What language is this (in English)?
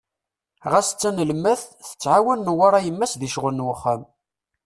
Kabyle